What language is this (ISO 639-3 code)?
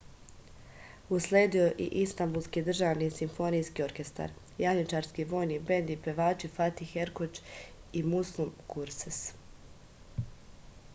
srp